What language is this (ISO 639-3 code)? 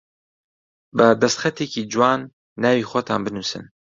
ckb